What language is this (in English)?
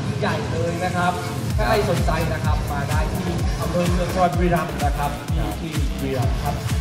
Thai